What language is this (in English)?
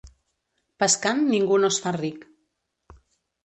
Catalan